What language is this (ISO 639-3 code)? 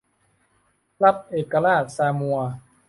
tha